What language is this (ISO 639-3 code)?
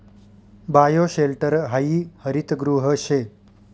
mar